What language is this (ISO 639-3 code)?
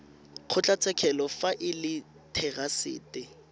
tsn